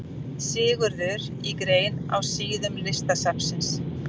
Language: Icelandic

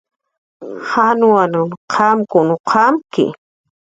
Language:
Jaqaru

